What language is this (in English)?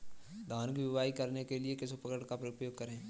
Hindi